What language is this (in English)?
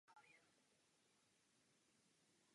Czech